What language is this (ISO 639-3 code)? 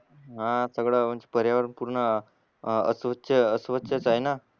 mar